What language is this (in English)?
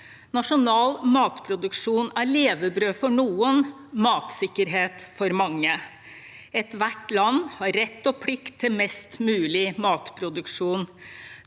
Norwegian